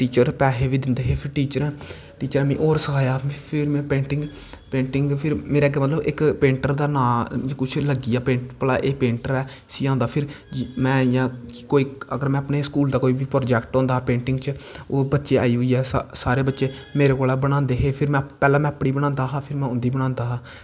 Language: Dogri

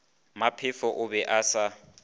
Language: Northern Sotho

